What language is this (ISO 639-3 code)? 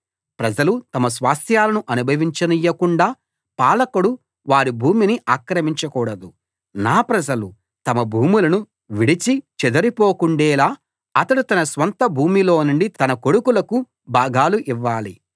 tel